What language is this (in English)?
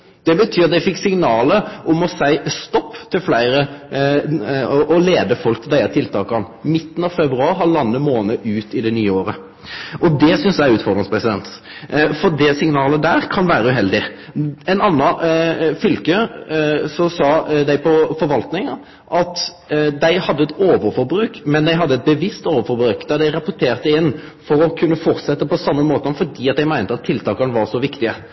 Norwegian Nynorsk